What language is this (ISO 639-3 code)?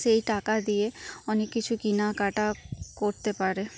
ben